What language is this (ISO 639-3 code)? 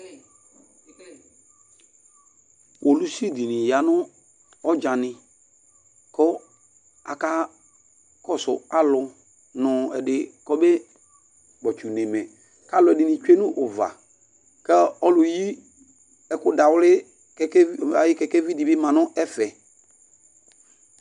kpo